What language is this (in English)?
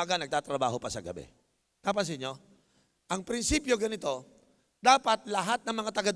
Filipino